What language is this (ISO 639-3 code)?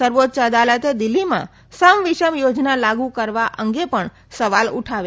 guj